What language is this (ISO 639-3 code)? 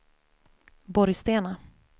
swe